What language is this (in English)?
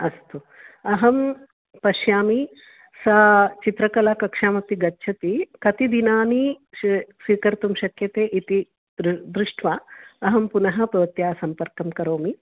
Sanskrit